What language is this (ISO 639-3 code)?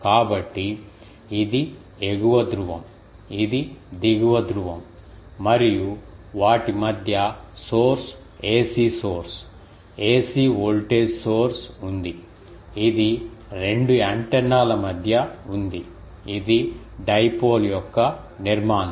tel